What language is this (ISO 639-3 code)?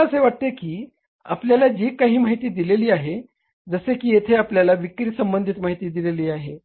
mar